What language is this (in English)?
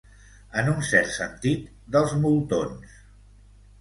Catalan